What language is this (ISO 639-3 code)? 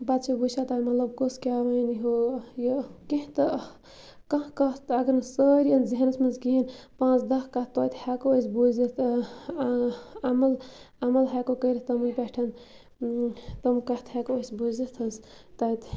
kas